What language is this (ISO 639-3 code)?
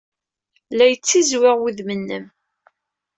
kab